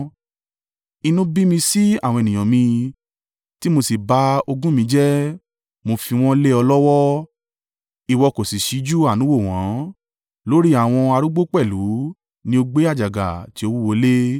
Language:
Yoruba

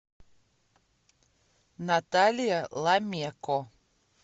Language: Russian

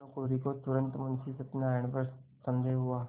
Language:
Hindi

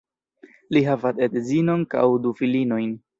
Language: Esperanto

